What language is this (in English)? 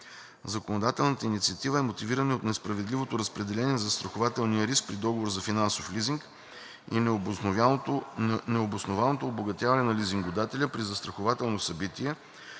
Bulgarian